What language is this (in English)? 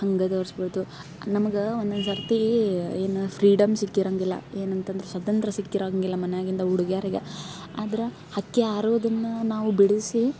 Kannada